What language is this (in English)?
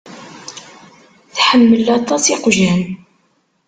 Kabyle